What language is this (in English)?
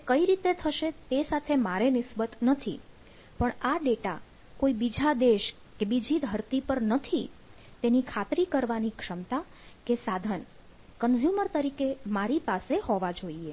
Gujarati